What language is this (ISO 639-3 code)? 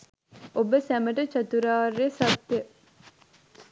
sin